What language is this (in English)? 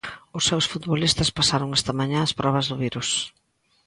Galician